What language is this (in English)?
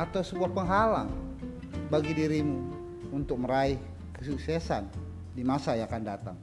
Indonesian